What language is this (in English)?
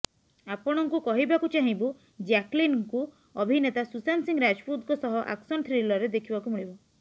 Odia